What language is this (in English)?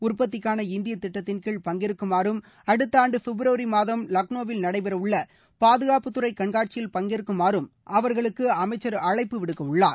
Tamil